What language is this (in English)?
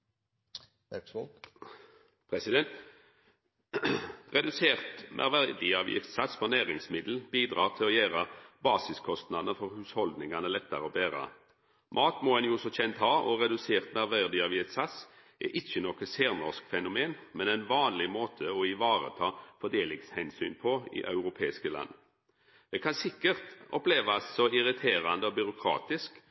Norwegian Nynorsk